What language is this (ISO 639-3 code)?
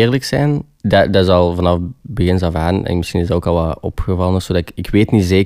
nld